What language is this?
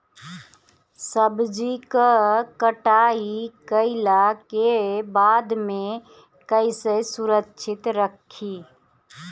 Bhojpuri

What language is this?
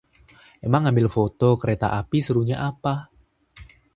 Indonesian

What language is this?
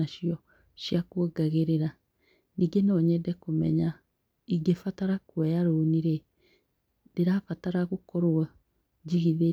Kikuyu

